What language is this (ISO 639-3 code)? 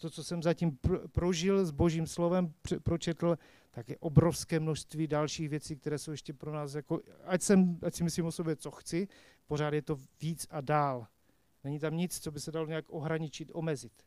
ces